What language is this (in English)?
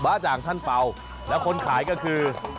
Thai